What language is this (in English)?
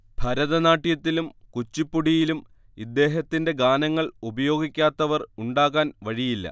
Malayalam